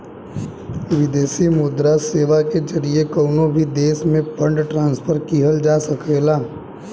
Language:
Bhojpuri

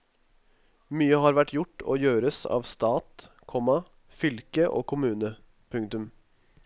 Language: Norwegian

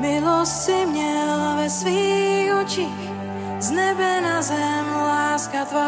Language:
Czech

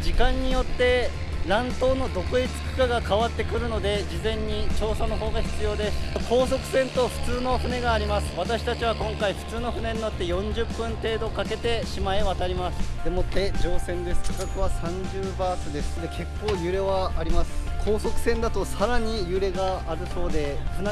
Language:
Japanese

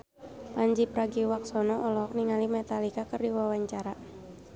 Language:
Sundanese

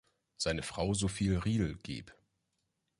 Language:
German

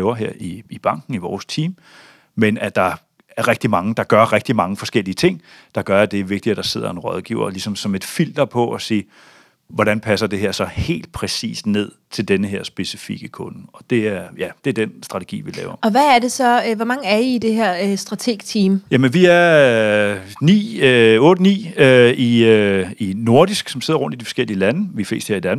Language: Danish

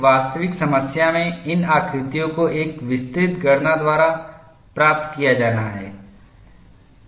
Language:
Hindi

